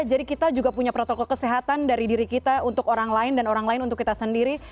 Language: Indonesian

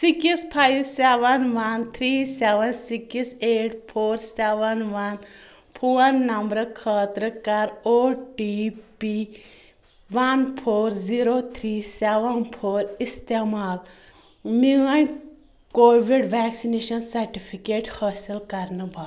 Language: Kashmiri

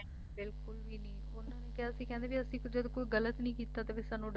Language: Punjabi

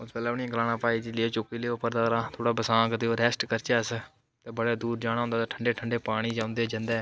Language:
Dogri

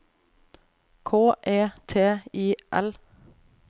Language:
Norwegian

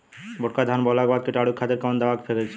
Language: Bhojpuri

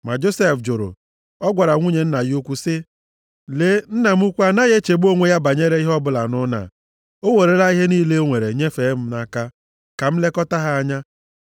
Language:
Igbo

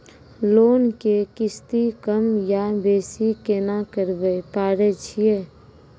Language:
Maithili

